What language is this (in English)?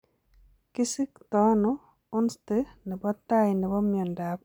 Kalenjin